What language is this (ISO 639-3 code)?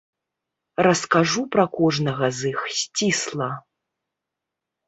bel